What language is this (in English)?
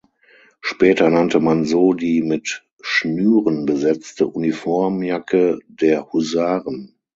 German